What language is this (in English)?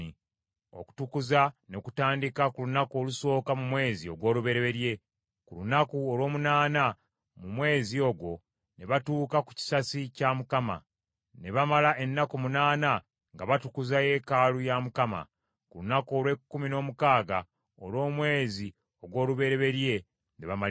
Ganda